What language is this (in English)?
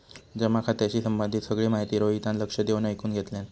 Marathi